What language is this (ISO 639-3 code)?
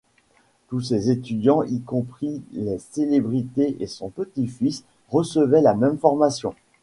fra